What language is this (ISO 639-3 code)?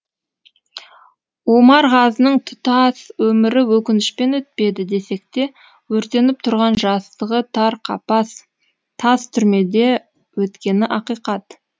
kaz